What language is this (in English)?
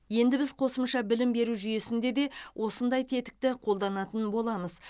Kazakh